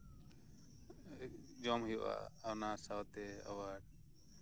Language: Santali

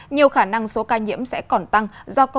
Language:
Vietnamese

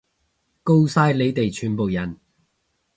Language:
Cantonese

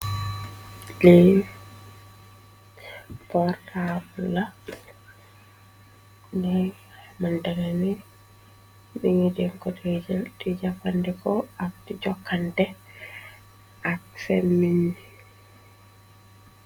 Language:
Wolof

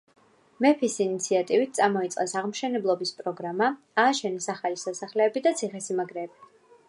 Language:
Georgian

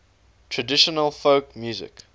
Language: English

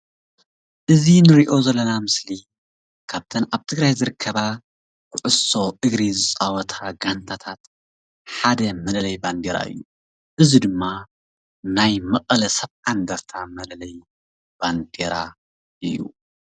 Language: Tigrinya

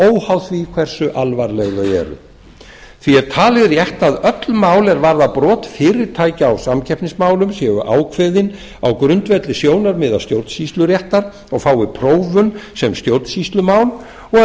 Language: Icelandic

